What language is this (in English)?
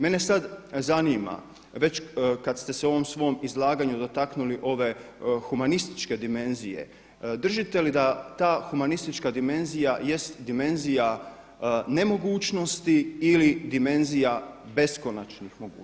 Croatian